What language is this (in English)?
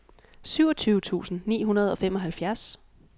Danish